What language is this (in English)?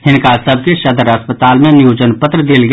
Maithili